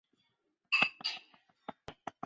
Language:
Chinese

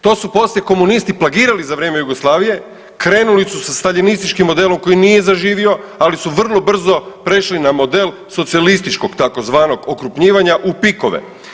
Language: Croatian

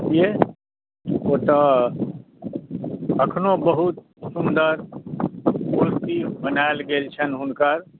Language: Maithili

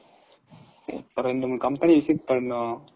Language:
Tamil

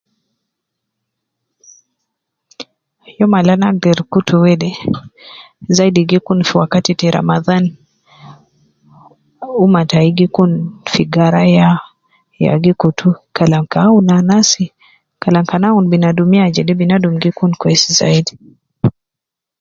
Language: Nubi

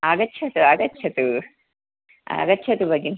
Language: Sanskrit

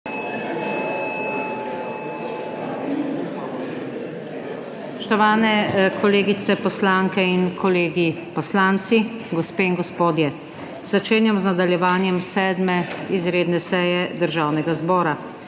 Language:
Slovenian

